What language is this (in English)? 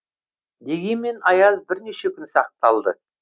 Kazakh